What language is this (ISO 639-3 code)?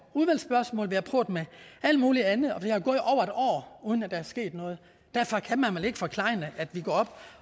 dan